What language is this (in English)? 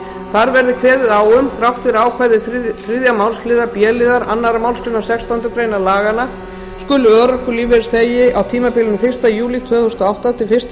Icelandic